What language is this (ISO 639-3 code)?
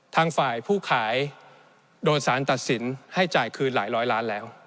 tha